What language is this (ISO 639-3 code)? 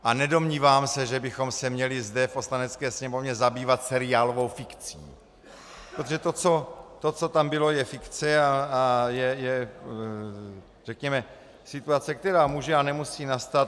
ces